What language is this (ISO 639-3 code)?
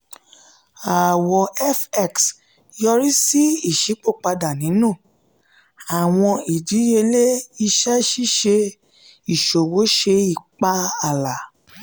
yor